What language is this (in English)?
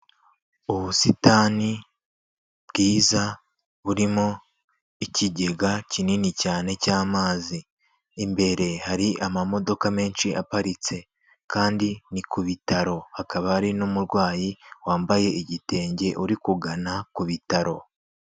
Kinyarwanda